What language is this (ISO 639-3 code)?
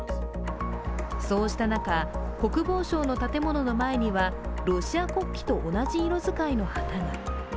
jpn